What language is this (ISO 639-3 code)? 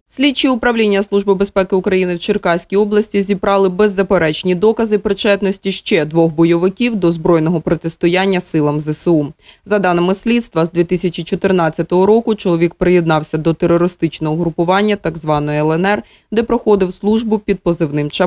ukr